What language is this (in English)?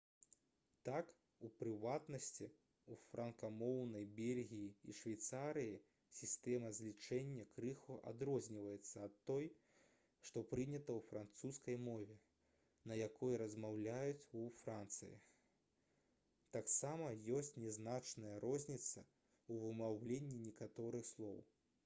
Belarusian